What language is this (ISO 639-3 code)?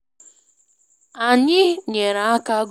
ibo